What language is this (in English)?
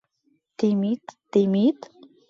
Mari